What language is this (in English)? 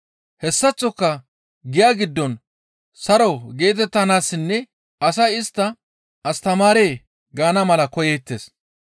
Gamo